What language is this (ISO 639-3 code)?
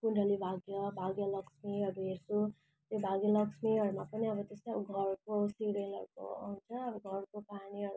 nep